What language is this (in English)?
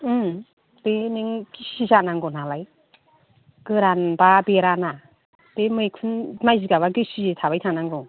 Bodo